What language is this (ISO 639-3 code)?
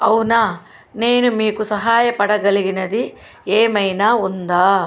tel